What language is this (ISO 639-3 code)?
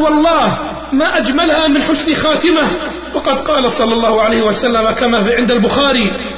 ara